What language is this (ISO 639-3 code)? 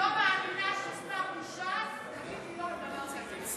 heb